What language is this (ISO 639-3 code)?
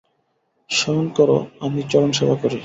ben